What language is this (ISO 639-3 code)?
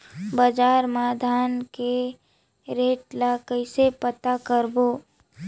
hne